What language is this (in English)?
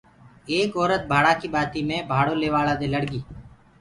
Gurgula